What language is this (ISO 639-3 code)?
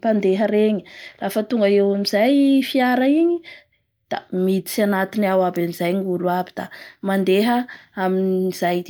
bhr